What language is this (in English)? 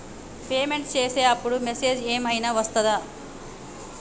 Telugu